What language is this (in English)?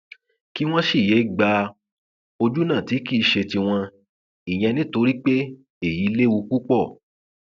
Yoruba